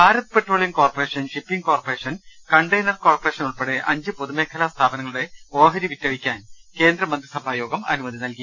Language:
Malayalam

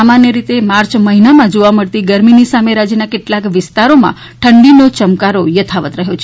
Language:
Gujarati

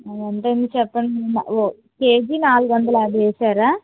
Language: Telugu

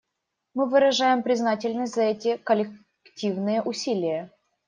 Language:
Russian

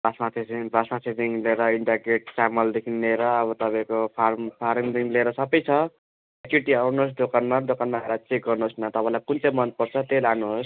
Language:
Nepali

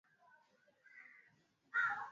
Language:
Swahili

